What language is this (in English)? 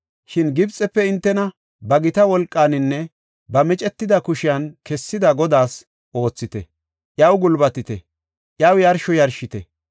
Gofa